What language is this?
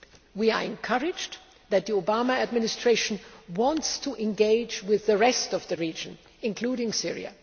English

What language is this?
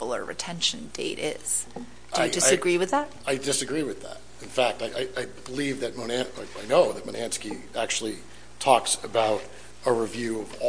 English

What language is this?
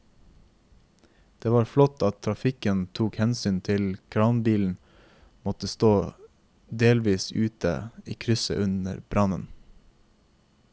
Norwegian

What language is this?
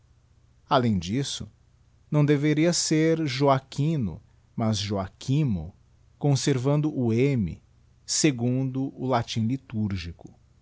Portuguese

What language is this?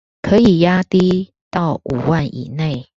Chinese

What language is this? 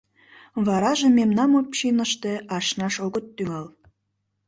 Mari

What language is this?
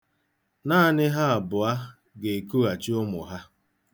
Igbo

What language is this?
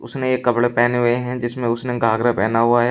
Hindi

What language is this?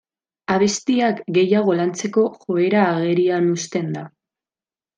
Basque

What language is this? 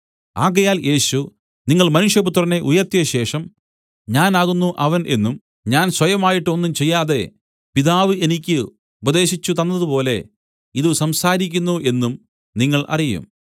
Malayalam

